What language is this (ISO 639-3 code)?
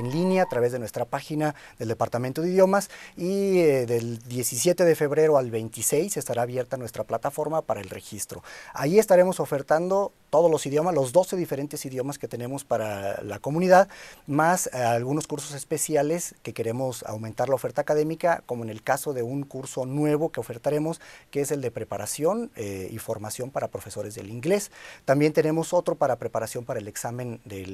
spa